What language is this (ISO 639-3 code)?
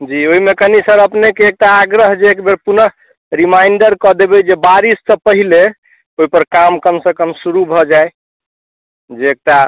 mai